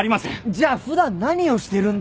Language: Japanese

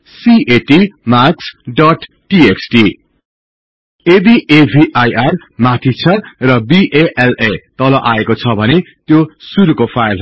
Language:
Nepali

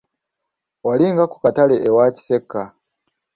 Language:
Ganda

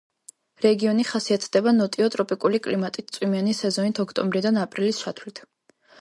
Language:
Georgian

